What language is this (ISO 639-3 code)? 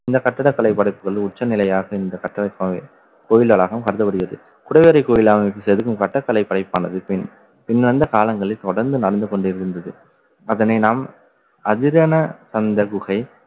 tam